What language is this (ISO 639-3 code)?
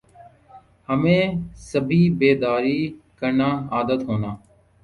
urd